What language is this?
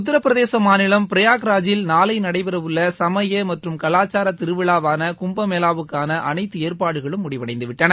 Tamil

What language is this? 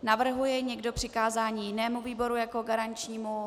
Czech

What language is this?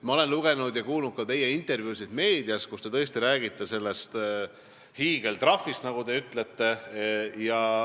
Estonian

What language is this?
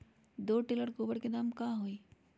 Magahi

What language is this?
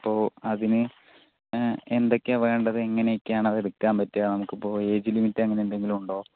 Malayalam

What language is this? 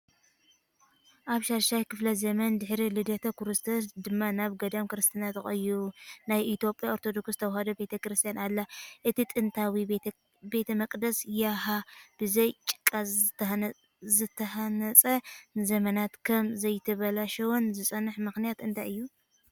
Tigrinya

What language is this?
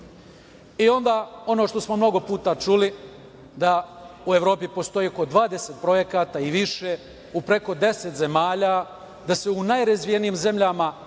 Serbian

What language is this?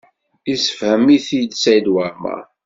Kabyle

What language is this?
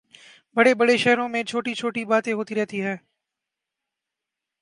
Urdu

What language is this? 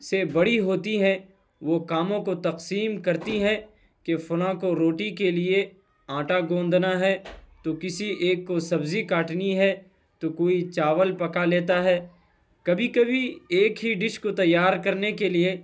Urdu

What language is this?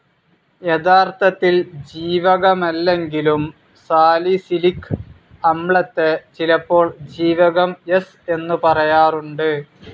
Malayalam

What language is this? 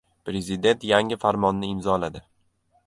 Uzbek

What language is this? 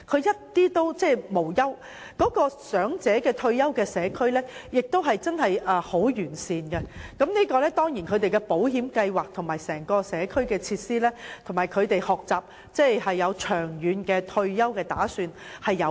Cantonese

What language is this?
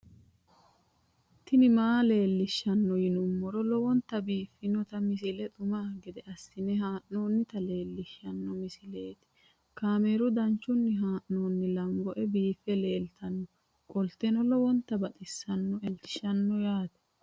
Sidamo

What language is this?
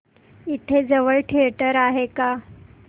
Marathi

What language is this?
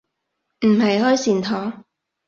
Cantonese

